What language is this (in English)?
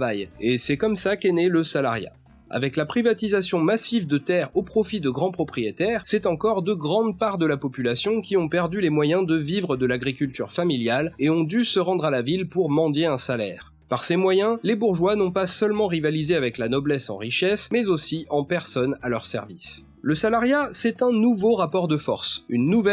French